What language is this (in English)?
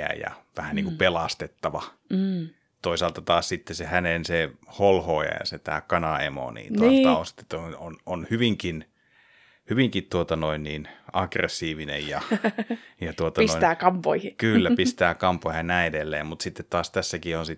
Finnish